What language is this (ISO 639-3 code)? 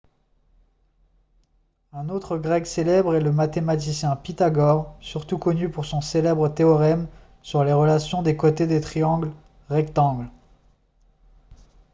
fra